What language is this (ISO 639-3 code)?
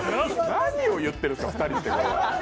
jpn